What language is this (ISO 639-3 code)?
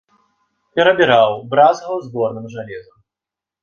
bel